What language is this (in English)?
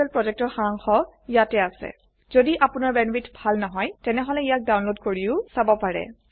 Assamese